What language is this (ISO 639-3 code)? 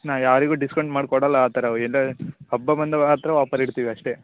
kan